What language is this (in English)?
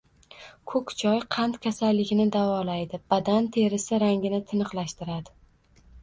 Uzbek